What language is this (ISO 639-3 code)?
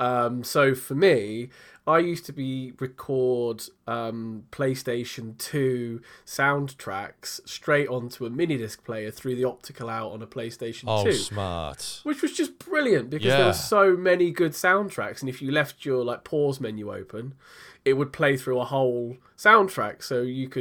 eng